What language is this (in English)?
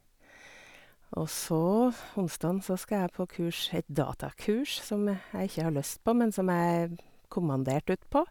Norwegian